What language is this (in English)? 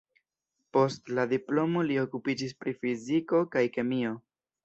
Esperanto